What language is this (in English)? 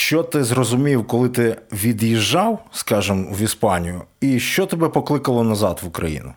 Ukrainian